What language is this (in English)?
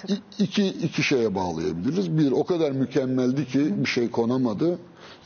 Turkish